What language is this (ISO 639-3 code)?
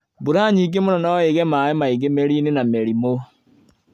kik